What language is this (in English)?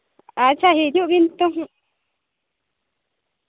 Santali